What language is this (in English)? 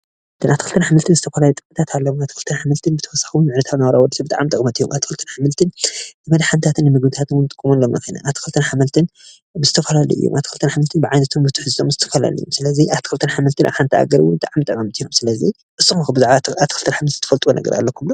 Tigrinya